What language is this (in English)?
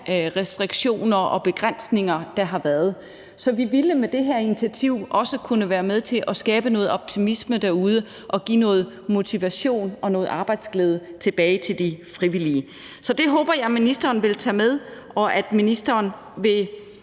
Danish